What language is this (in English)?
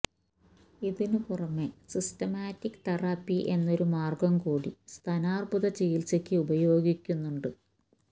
Malayalam